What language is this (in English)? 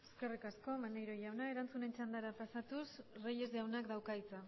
Basque